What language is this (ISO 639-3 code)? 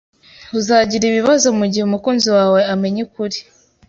kin